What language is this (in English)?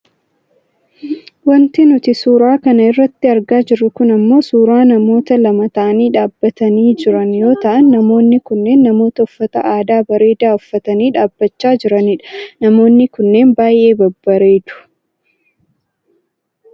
Oromo